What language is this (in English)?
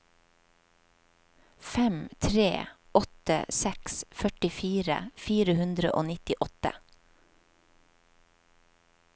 Norwegian